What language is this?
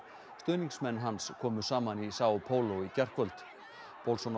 Icelandic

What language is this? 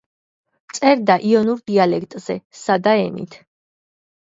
Georgian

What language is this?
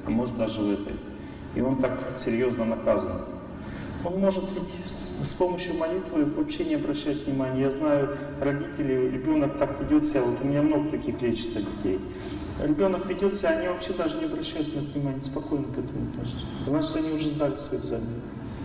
Russian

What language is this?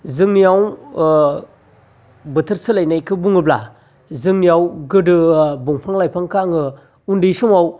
Bodo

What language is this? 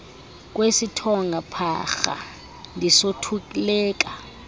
Xhosa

